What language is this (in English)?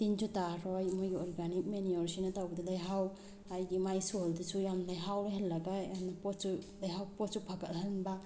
Manipuri